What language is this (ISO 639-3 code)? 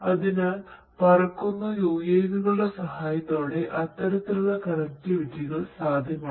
mal